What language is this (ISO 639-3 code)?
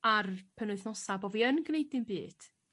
cym